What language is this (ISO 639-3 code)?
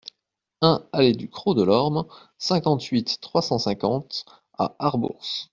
fra